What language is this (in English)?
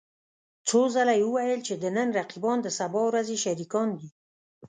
Pashto